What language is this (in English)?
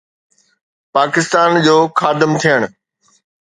Sindhi